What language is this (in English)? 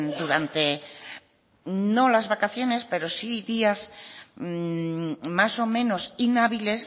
Spanish